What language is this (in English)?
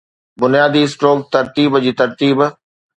Sindhi